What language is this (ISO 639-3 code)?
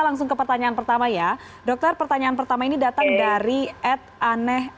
ind